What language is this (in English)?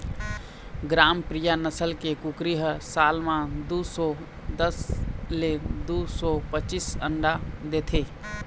Chhattisgarhi